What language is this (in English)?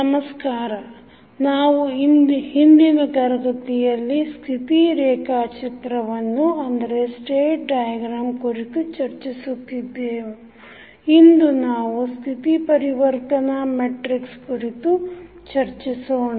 Kannada